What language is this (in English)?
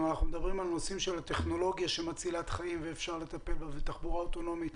Hebrew